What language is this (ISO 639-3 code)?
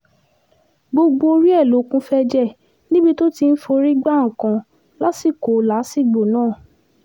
yor